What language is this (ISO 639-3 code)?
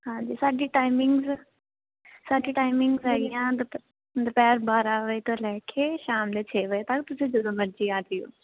pan